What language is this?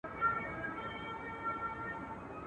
Pashto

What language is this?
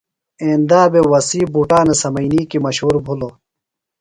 Phalura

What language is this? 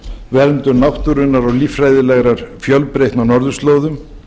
Icelandic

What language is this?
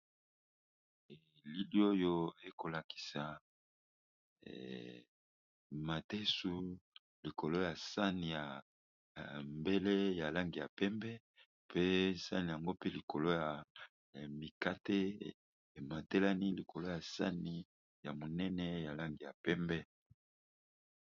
Lingala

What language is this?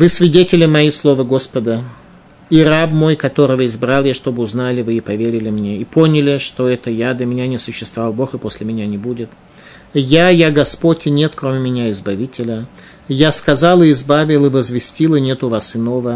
Russian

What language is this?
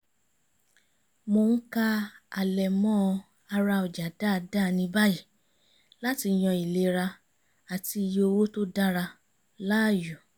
Yoruba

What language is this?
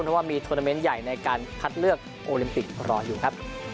Thai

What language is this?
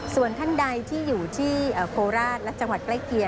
Thai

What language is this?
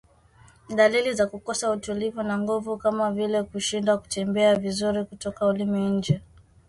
Swahili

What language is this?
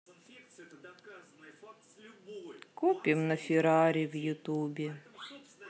Russian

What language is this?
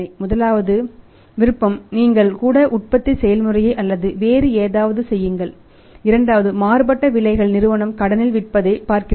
Tamil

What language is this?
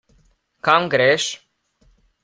Slovenian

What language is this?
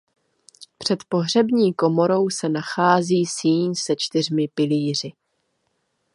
Czech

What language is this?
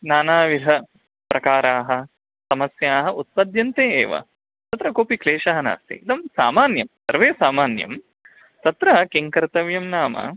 Sanskrit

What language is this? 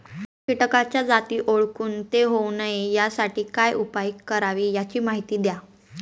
Marathi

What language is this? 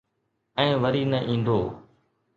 Sindhi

